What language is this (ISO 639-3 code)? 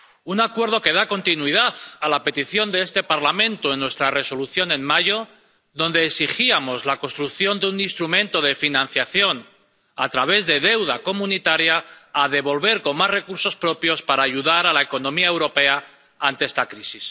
spa